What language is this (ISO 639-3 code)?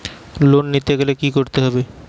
ben